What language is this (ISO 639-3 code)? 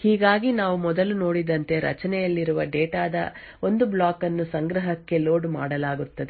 kan